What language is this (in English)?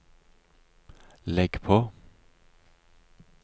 Norwegian